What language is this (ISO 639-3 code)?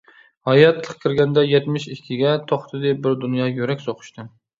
uig